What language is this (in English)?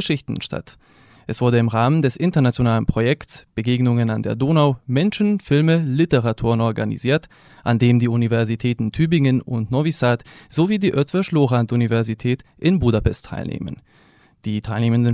German